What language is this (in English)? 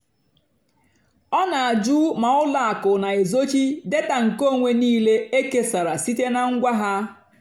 Igbo